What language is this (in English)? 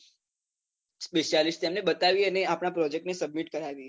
Gujarati